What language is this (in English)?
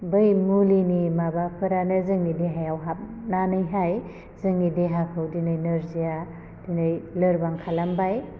Bodo